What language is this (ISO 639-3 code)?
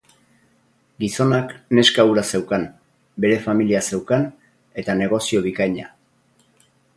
eus